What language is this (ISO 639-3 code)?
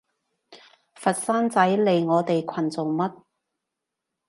yue